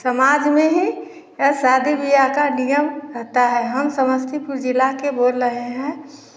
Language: Hindi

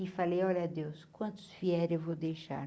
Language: Portuguese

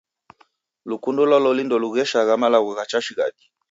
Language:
Taita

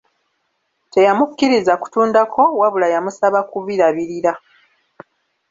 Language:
Ganda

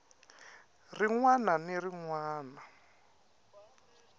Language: Tsonga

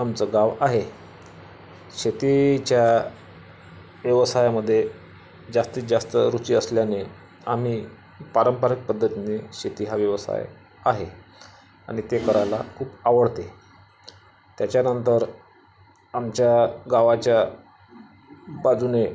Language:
Marathi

